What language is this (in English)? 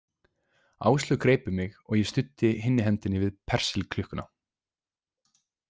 Icelandic